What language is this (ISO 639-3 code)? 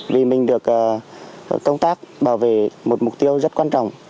vie